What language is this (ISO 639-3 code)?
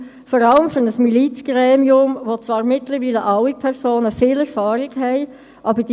gsw